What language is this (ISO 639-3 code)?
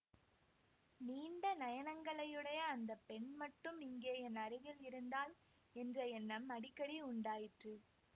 tam